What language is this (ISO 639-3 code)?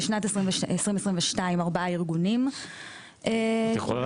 heb